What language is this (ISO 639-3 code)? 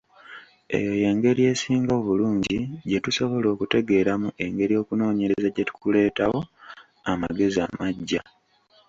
lug